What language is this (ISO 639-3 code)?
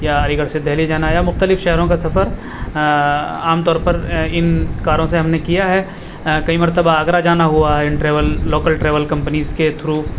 urd